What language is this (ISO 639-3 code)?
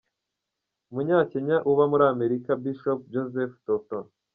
kin